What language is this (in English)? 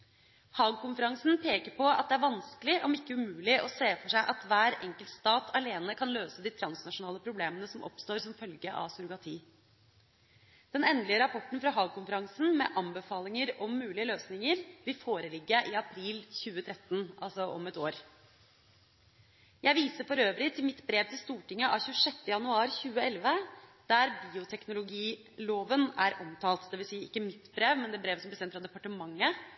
Norwegian Bokmål